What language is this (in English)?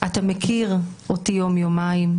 Hebrew